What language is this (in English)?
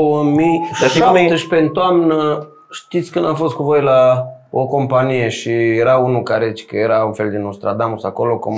Romanian